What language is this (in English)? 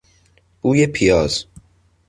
Persian